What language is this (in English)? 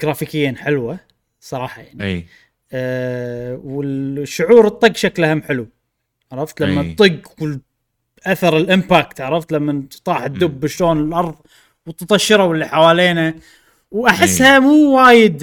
Arabic